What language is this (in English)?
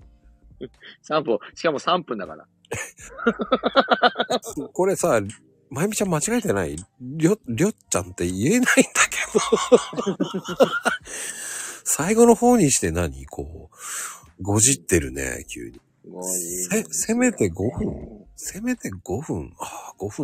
Japanese